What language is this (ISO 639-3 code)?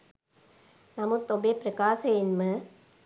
sin